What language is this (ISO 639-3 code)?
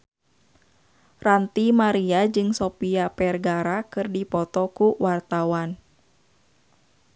sun